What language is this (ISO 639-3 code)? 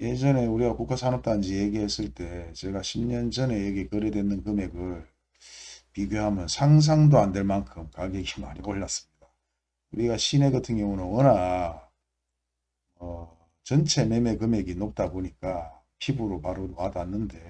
kor